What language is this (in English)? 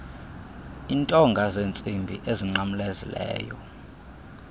Xhosa